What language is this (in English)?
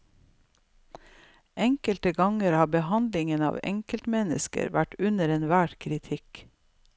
Norwegian